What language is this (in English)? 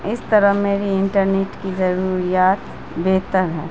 Urdu